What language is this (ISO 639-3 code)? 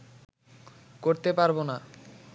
ben